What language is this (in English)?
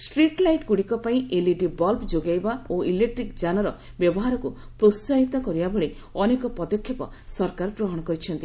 Odia